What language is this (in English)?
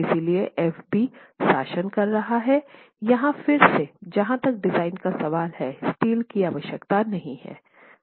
Hindi